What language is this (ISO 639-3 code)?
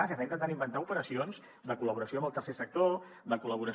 cat